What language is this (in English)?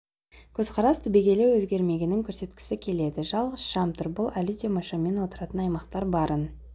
Kazakh